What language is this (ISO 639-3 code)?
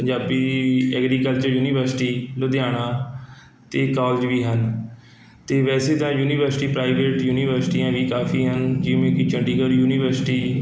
pan